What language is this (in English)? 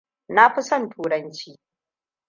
Hausa